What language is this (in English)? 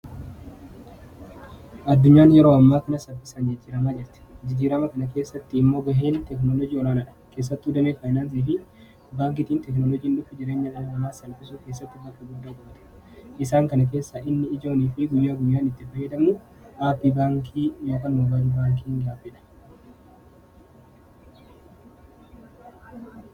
Oromo